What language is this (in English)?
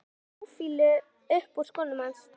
Icelandic